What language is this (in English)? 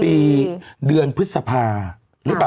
Thai